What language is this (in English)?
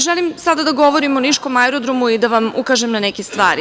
Serbian